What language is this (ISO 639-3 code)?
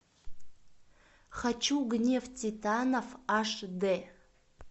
rus